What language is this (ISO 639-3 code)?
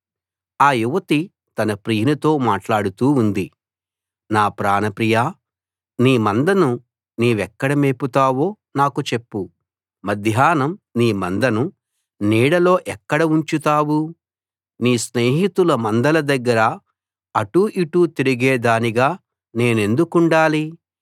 tel